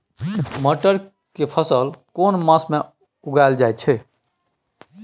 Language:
Maithili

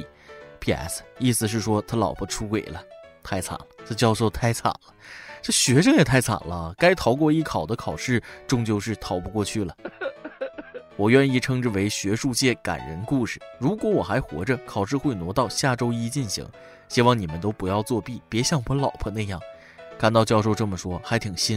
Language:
Chinese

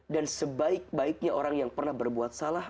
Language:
Indonesian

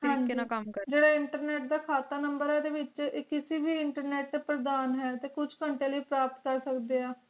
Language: Punjabi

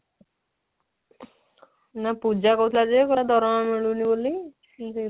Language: Odia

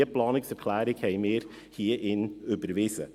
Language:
Swiss German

